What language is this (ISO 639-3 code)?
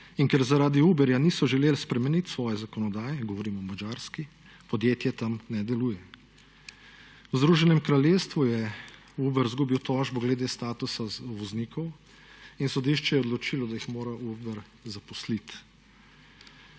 slv